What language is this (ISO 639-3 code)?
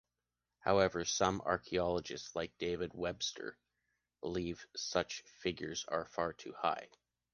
eng